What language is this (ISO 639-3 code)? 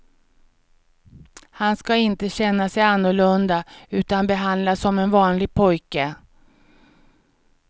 swe